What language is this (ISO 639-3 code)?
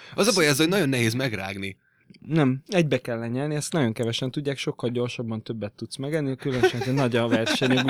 hun